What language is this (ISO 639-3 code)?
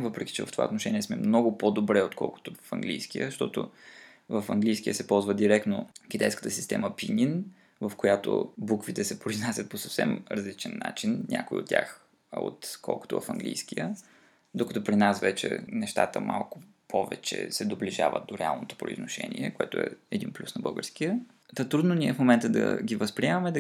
bul